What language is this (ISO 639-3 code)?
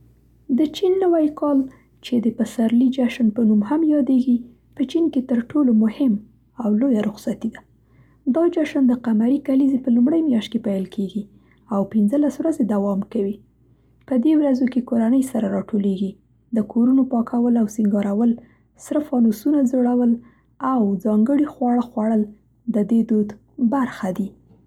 pst